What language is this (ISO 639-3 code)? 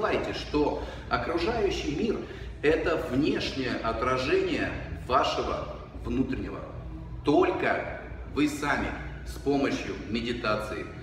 rus